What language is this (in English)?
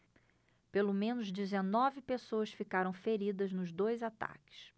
Portuguese